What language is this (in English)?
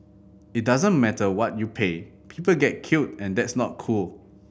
English